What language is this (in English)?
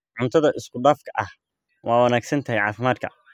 Somali